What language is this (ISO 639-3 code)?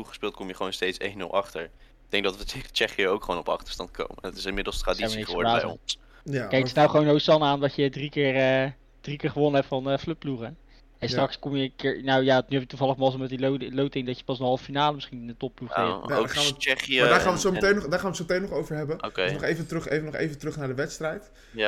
nld